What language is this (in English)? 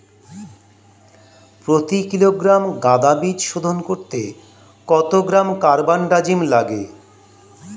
Bangla